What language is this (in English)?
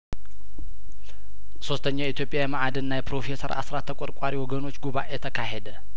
Amharic